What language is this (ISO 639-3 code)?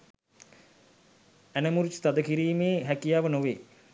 sin